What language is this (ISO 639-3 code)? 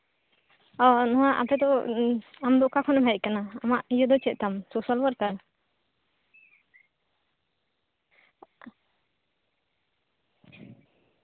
sat